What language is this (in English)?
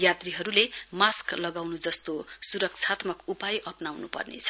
Nepali